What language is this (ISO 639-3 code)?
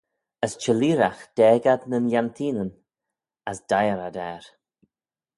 glv